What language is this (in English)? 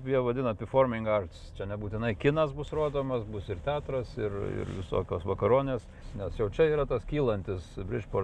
Lithuanian